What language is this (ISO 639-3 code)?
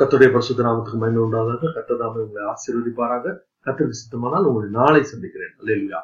tam